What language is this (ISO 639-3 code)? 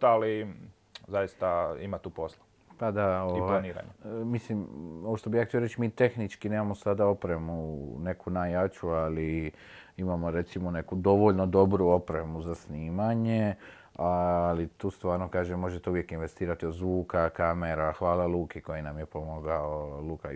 hrv